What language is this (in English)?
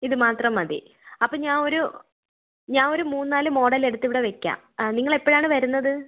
Malayalam